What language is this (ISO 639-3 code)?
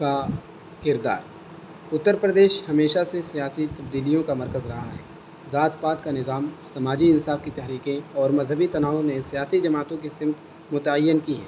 urd